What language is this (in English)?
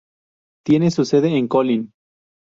Spanish